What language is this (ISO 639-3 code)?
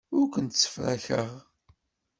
kab